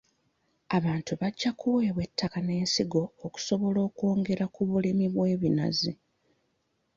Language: Ganda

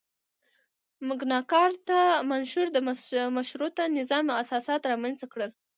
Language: Pashto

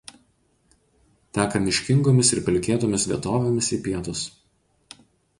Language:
Lithuanian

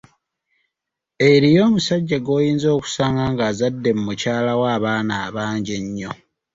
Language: Ganda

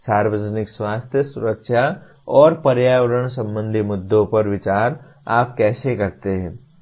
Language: Hindi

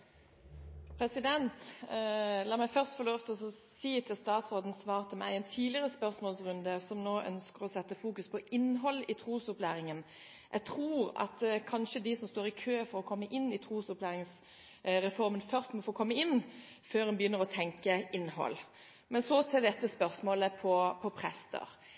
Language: Norwegian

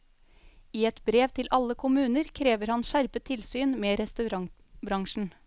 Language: Norwegian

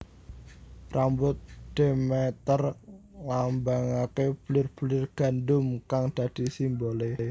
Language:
Javanese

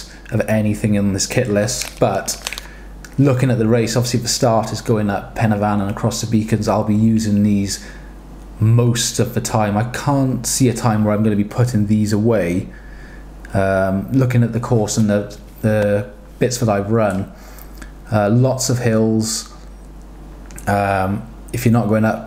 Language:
English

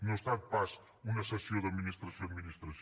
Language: Catalan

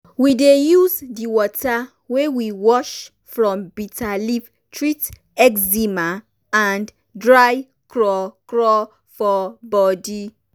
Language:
Nigerian Pidgin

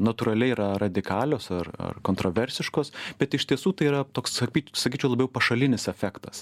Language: Lithuanian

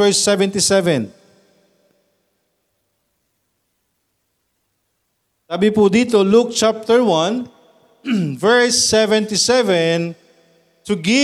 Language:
Filipino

